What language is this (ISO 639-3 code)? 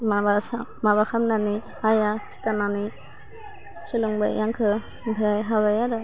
brx